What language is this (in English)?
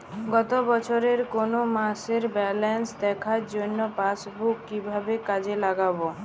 Bangla